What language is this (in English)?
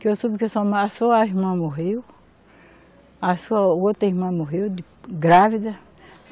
Portuguese